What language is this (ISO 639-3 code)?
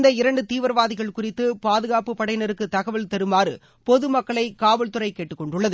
tam